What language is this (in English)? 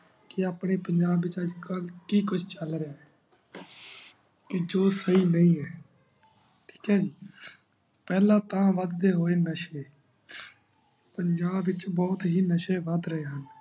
Punjabi